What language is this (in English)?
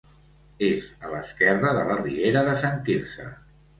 Catalan